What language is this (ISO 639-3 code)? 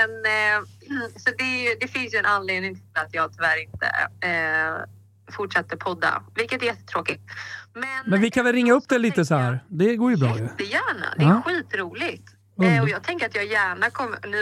swe